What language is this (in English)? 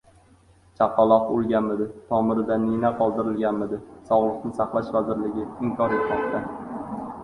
Uzbek